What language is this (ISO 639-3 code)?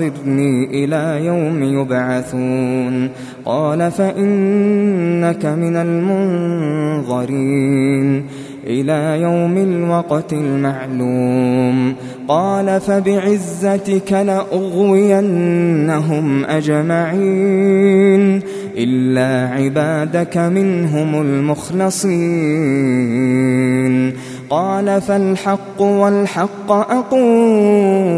ara